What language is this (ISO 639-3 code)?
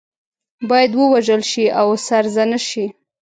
pus